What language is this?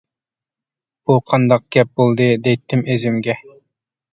Uyghur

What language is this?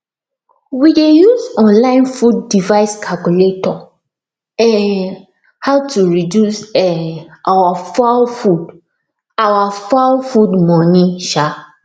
Nigerian Pidgin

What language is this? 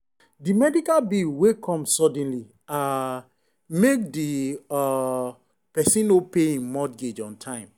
Nigerian Pidgin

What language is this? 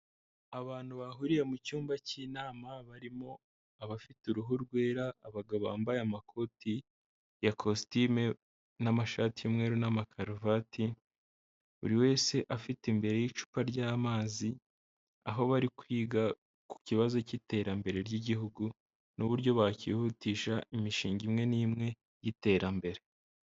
Kinyarwanda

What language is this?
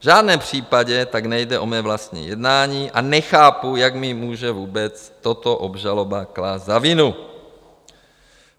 Czech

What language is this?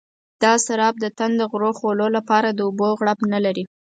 Pashto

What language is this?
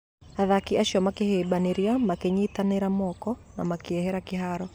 Kikuyu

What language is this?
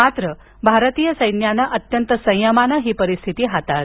Marathi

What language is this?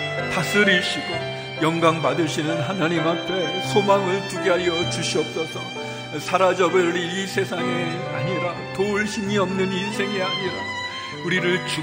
Korean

